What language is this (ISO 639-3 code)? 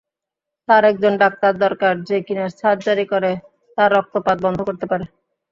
ben